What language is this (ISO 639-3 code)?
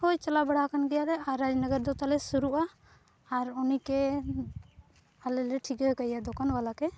sat